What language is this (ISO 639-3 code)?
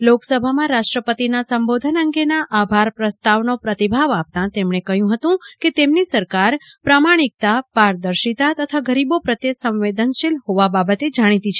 guj